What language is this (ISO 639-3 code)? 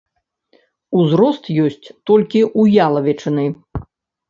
bel